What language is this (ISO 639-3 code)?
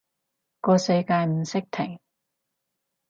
yue